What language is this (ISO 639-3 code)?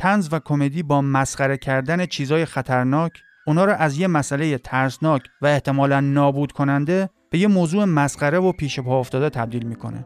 fas